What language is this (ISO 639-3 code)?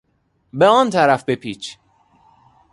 fas